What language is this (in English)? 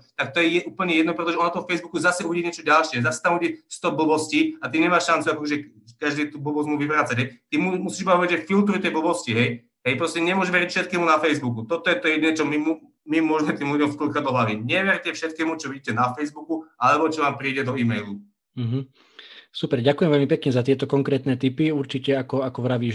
Slovak